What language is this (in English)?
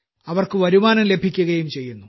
Malayalam